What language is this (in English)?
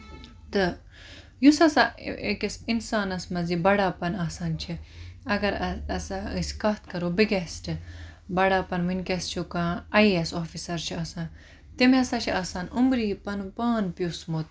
Kashmiri